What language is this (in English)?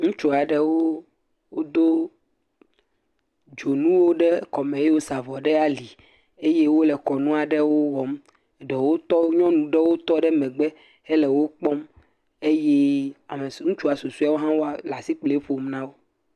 Ewe